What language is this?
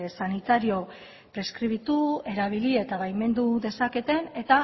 Basque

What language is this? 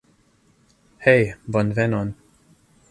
Esperanto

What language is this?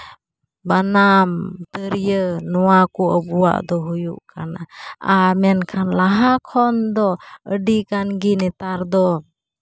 Santali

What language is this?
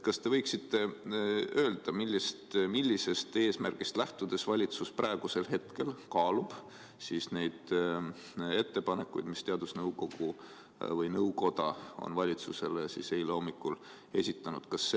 Estonian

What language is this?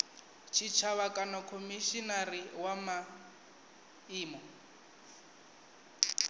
Venda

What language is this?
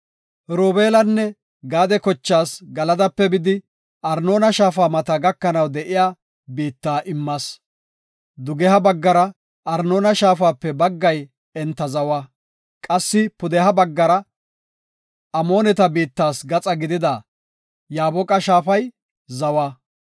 Gofa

